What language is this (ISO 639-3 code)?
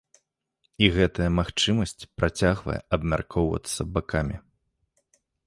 bel